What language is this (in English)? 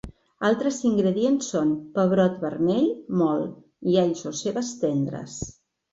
Catalan